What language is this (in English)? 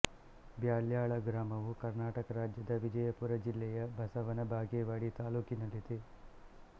Kannada